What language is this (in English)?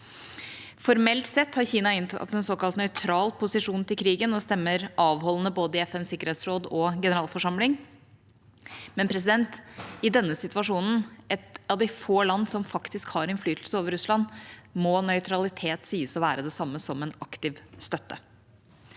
Norwegian